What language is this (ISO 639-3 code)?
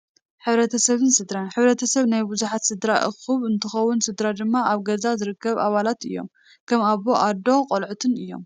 tir